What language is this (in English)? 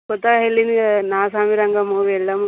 Telugu